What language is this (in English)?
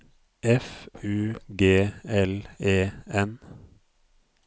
Norwegian